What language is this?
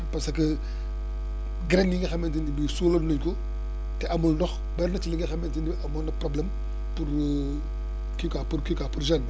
Wolof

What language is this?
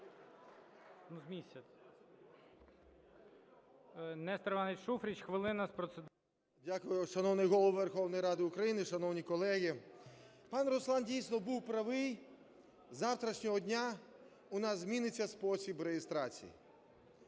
Ukrainian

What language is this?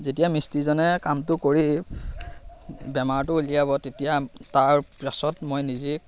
Assamese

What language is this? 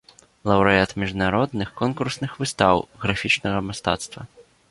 Belarusian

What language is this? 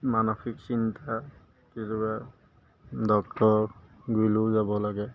Assamese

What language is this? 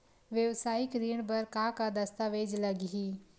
Chhattisgarhi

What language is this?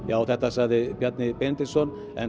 Icelandic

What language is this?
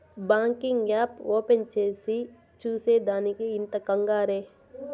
Telugu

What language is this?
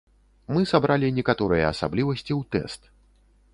Belarusian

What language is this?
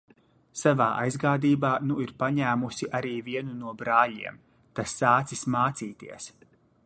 Latvian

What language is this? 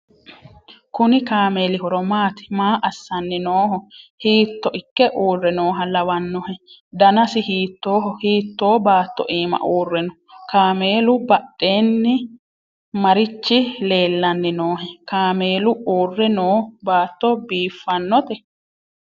Sidamo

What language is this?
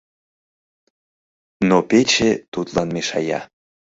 Mari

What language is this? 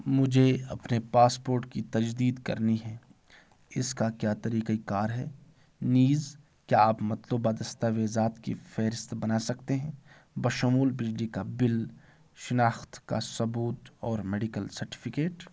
Urdu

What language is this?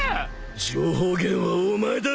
Japanese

